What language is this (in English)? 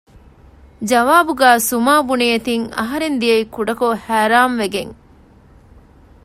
Divehi